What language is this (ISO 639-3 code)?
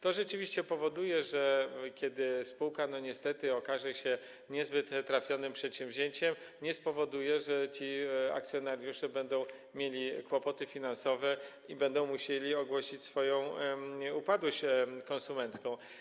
pol